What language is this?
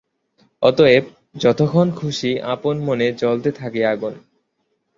Bangla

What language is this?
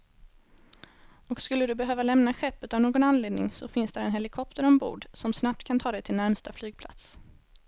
Swedish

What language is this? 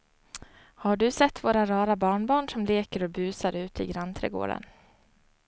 Swedish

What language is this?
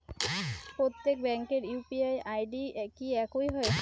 Bangla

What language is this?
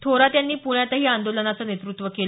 Marathi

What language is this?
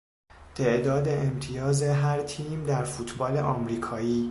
Persian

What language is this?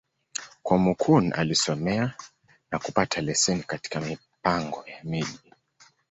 Swahili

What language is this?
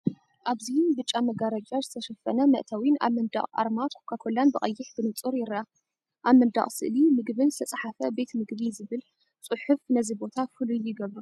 Tigrinya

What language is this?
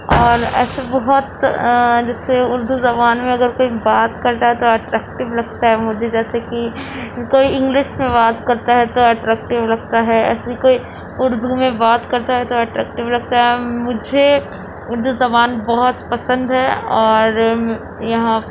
Urdu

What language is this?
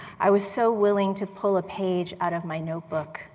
English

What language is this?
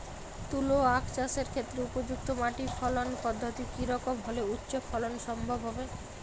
Bangla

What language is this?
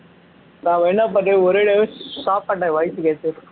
Tamil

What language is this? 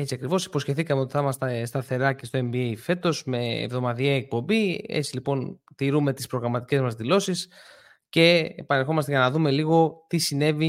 Greek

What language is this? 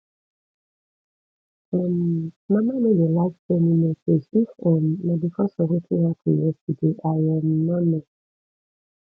Nigerian Pidgin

